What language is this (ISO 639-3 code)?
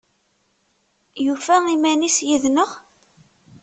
kab